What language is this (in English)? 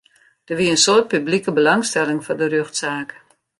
Western Frisian